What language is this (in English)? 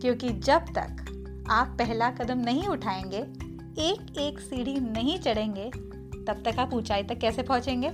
Hindi